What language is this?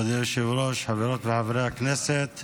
Hebrew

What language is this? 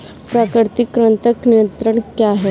Hindi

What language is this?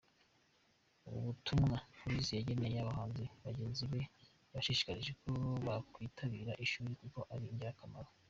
Kinyarwanda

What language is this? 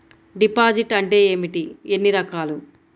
Telugu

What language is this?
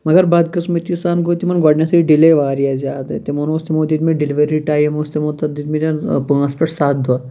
Kashmiri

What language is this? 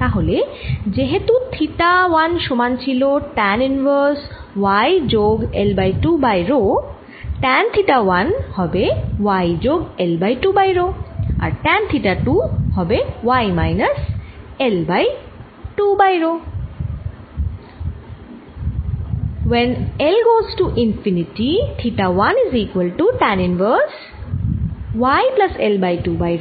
Bangla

